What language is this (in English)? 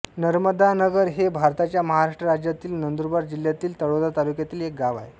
Marathi